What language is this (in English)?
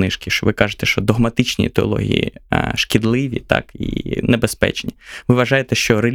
Ukrainian